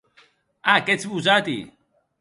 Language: Occitan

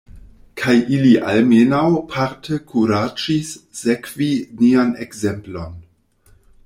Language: Esperanto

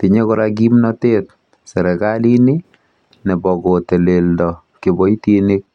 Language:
Kalenjin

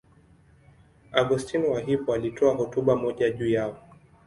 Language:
Swahili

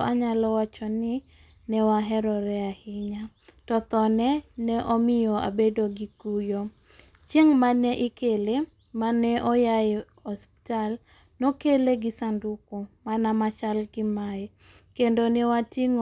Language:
Luo (Kenya and Tanzania)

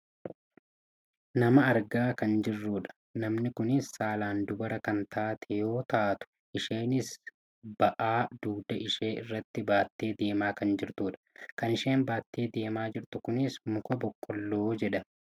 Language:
Oromo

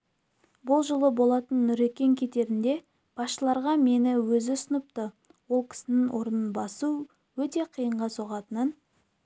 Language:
Kazakh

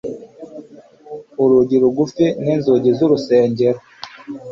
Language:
Kinyarwanda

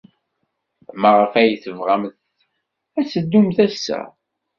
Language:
Kabyle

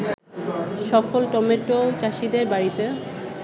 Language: Bangla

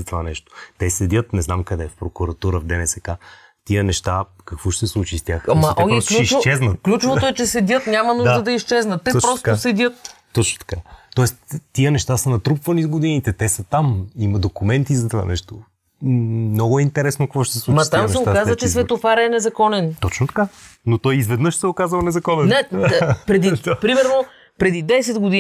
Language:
Bulgarian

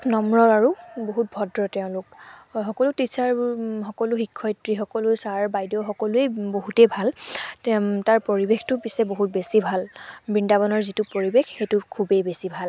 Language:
Assamese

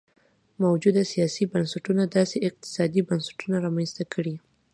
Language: Pashto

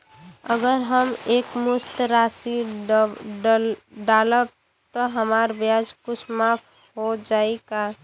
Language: Bhojpuri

